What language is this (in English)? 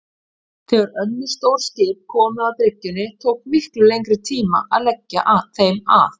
Icelandic